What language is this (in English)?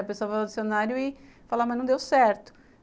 Portuguese